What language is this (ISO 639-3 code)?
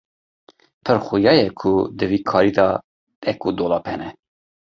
kur